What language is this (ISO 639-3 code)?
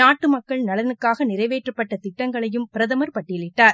tam